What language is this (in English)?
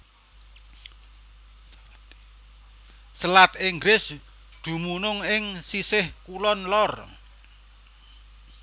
Javanese